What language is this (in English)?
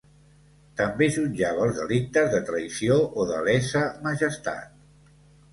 Catalan